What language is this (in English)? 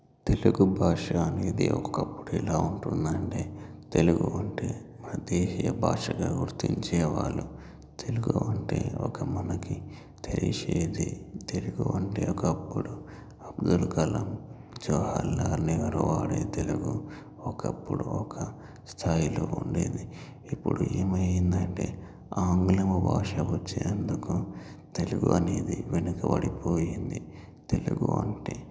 Telugu